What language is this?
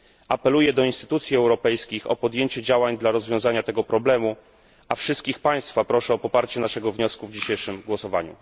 Polish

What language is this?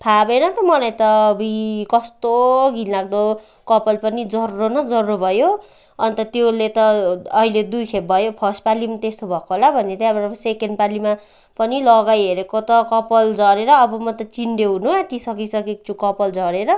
Nepali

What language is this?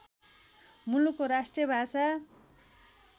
Nepali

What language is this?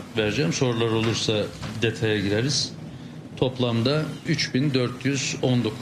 Turkish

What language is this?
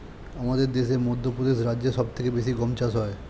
Bangla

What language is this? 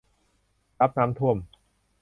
Thai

